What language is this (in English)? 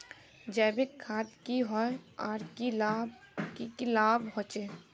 Magahi